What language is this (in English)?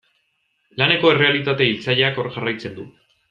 Basque